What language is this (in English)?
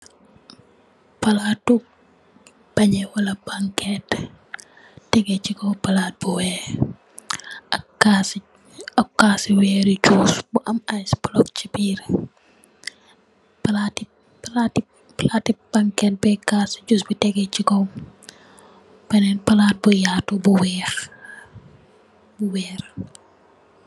Wolof